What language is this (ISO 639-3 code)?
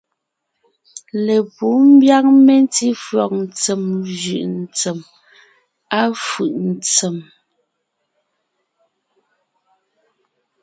nnh